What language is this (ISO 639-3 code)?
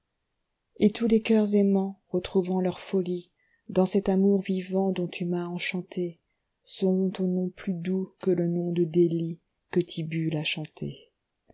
fra